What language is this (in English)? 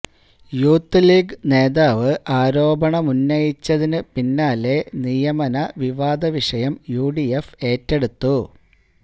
Malayalam